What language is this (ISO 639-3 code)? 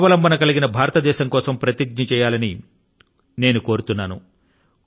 tel